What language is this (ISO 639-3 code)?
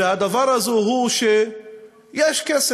heb